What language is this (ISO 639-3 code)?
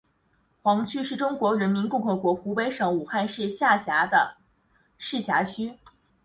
zho